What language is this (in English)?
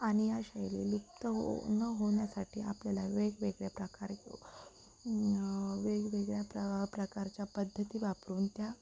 Marathi